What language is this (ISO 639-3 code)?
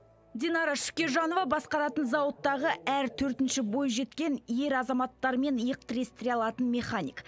kaz